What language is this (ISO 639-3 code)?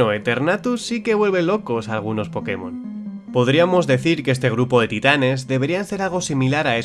spa